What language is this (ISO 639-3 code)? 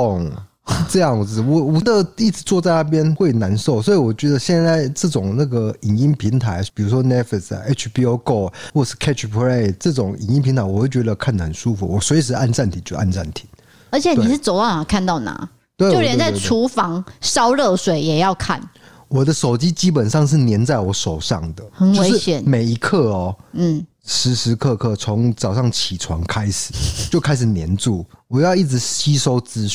zho